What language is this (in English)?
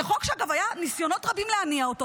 Hebrew